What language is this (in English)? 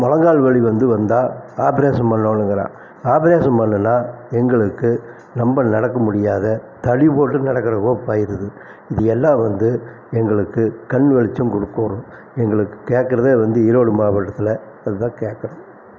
Tamil